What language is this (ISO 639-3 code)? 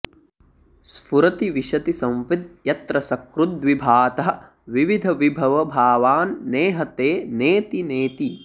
san